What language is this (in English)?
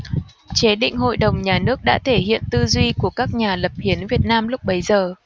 Vietnamese